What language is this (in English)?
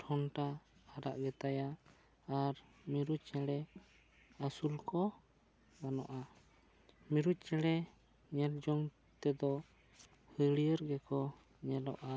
Santali